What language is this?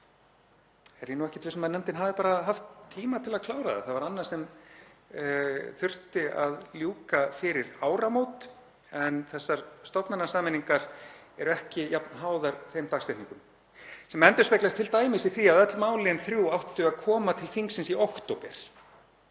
Icelandic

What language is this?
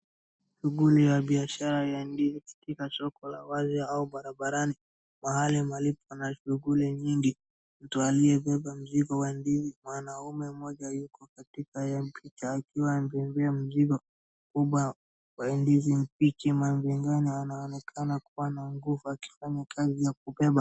Swahili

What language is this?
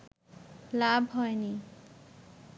Bangla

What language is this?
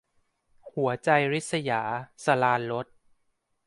Thai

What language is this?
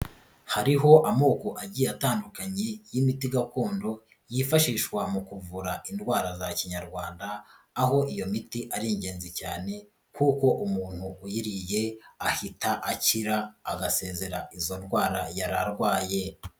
Kinyarwanda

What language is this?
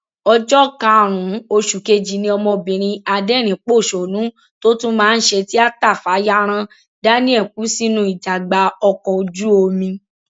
Yoruba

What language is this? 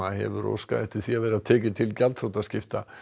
Icelandic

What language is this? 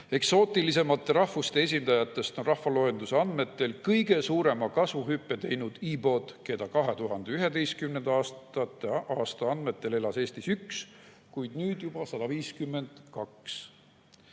Estonian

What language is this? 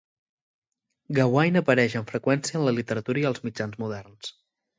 Catalan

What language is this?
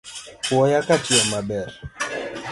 Luo (Kenya and Tanzania)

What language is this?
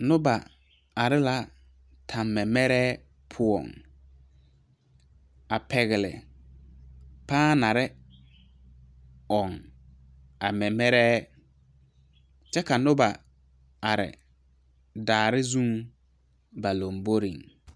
Southern Dagaare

